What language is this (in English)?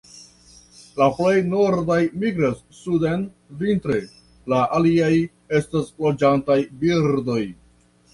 Esperanto